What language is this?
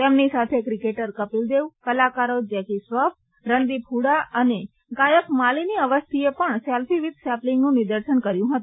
Gujarati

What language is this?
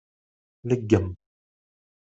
Kabyle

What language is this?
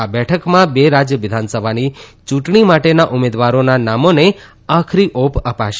Gujarati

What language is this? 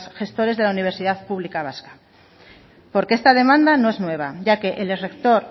Spanish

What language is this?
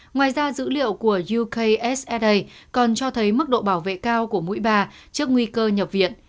Vietnamese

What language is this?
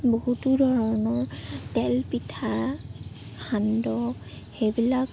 Assamese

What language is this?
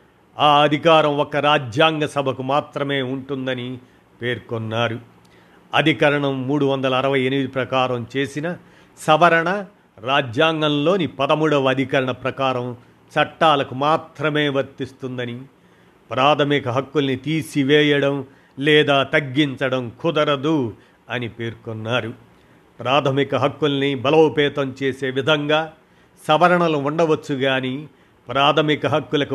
Telugu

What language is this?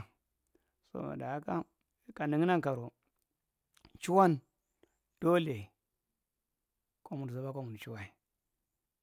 Marghi Central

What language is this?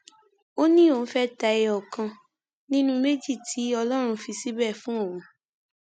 Yoruba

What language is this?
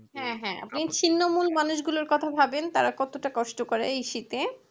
Bangla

